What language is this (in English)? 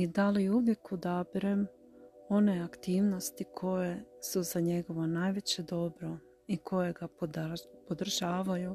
Croatian